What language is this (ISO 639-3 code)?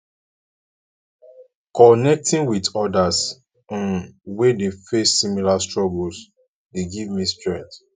pcm